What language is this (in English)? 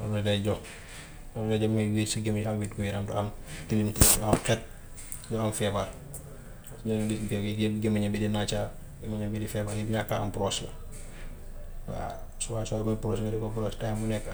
Gambian Wolof